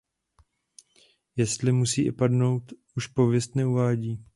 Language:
Czech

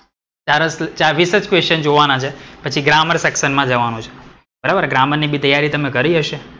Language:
Gujarati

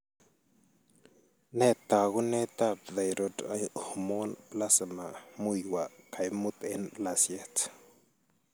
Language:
Kalenjin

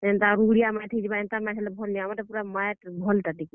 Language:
Odia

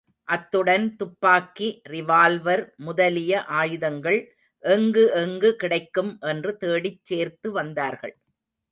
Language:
Tamil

